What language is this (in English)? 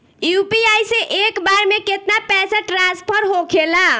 Bhojpuri